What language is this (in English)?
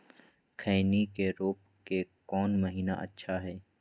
Magahi